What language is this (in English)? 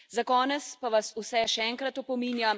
Slovenian